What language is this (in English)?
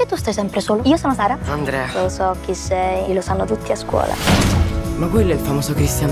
Italian